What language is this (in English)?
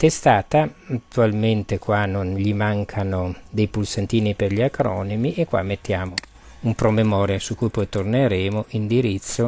Italian